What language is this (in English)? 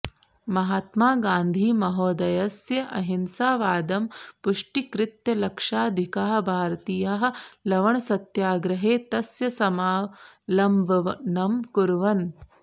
Sanskrit